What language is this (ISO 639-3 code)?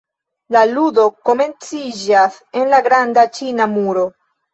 epo